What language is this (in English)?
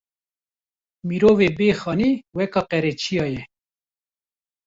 Kurdish